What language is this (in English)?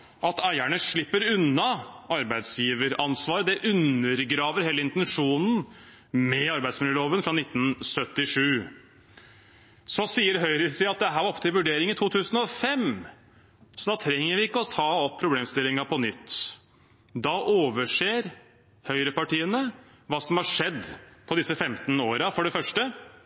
Norwegian Bokmål